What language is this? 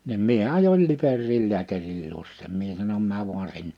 Finnish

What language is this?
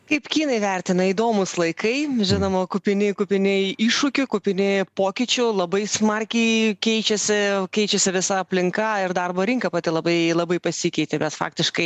Lithuanian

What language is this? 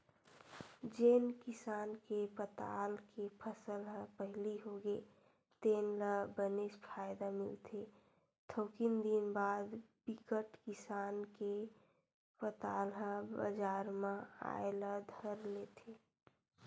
Chhattisgarhi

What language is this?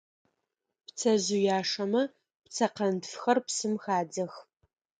Adyghe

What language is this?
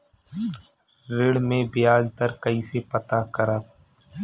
Bhojpuri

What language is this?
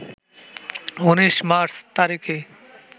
Bangla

